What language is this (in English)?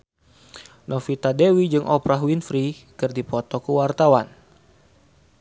Sundanese